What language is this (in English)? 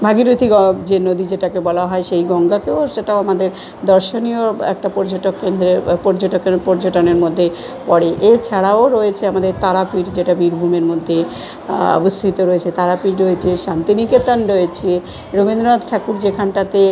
Bangla